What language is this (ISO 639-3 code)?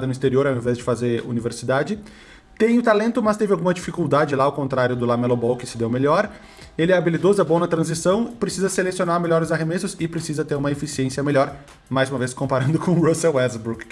por